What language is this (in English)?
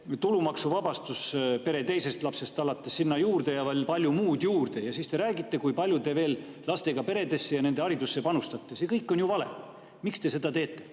Estonian